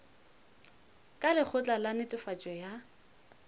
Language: Northern Sotho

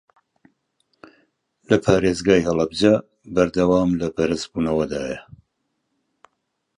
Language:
Central Kurdish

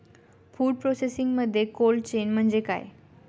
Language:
Marathi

